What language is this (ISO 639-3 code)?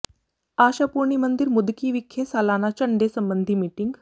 pan